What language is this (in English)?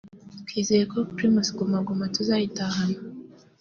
Kinyarwanda